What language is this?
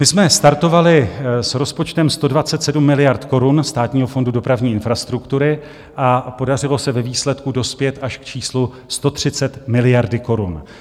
Czech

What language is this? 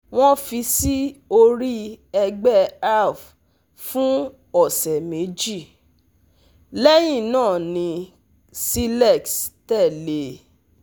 Yoruba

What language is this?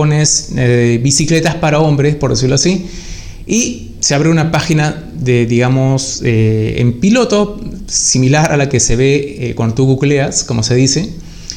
Spanish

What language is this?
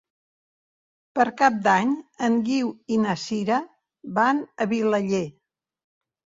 Catalan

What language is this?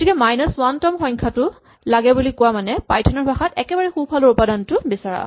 Assamese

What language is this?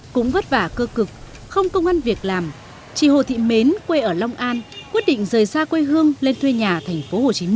Vietnamese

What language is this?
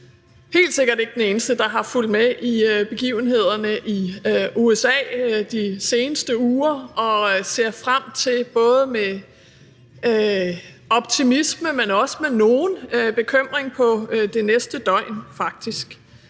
Danish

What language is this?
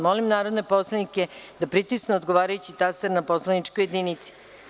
Serbian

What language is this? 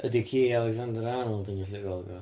Welsh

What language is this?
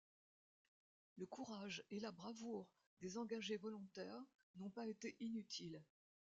French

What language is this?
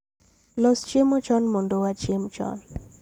Luo (Kenya and Tanzania)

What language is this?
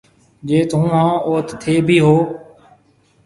Marwari (Pakistan)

